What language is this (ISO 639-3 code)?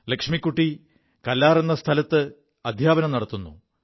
mal